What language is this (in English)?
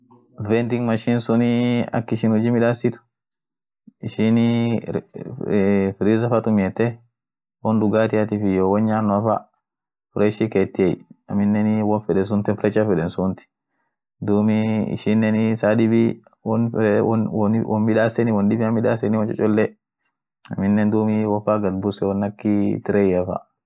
Orma